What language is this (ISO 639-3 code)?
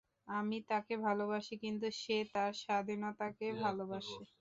ben